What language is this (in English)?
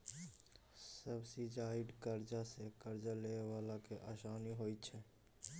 Maithili